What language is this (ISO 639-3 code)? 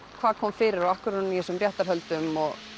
isl